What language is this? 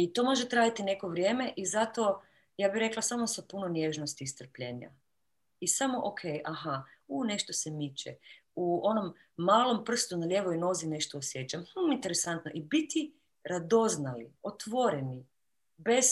Croatian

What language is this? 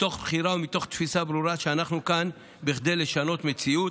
Hebrew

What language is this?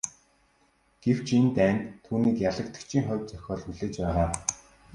Mongolian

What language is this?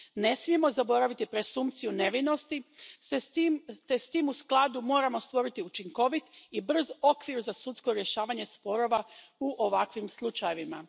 Croatian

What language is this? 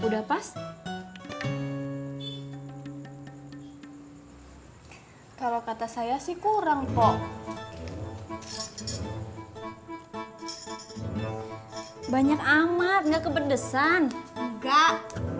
Indonesian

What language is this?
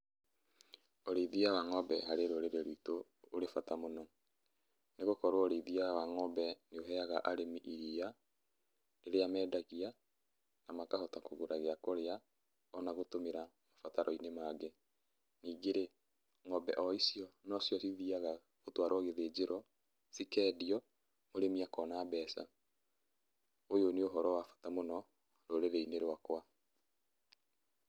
Kikuyu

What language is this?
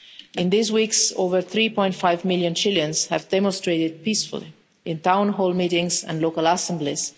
English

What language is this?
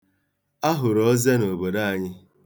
Igbo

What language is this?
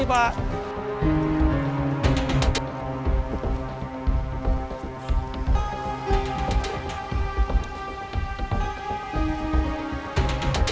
Indonesian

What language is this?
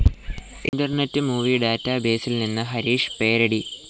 Malayalam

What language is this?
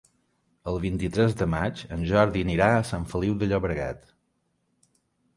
Catalan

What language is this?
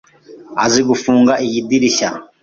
Kinyarwanda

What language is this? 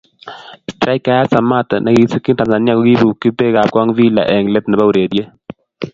Kalenjin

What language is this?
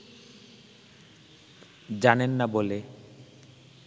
Bangla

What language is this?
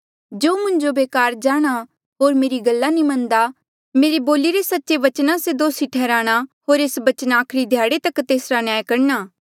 Mandeali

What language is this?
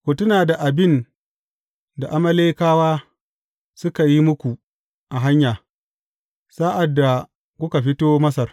Hausa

